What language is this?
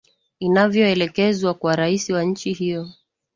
Swahili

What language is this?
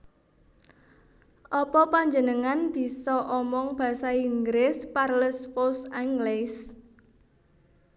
Javanese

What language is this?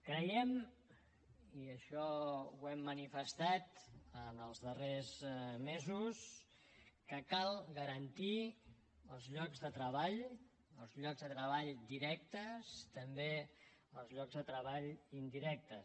Catalan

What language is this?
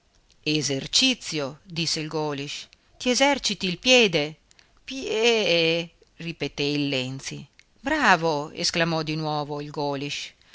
Italian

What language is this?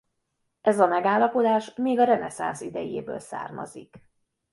Hungarian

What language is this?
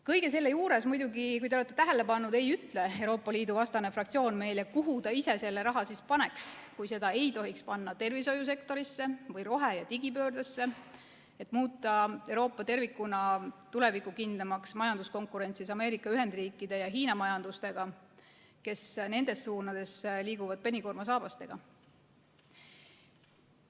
Estonian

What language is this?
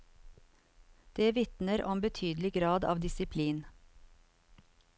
Norwegian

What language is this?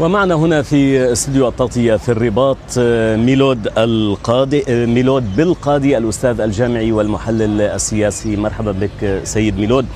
Arabic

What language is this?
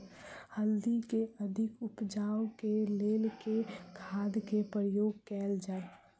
Maithili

